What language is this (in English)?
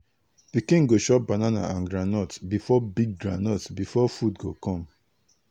Nigerian Pidgin